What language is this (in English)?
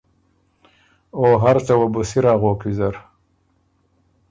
Ormuri